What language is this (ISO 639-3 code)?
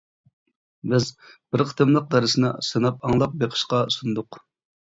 uig